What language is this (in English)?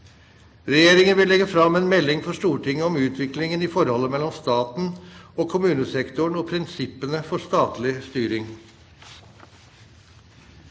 Norwegian